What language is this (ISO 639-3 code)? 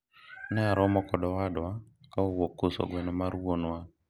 luo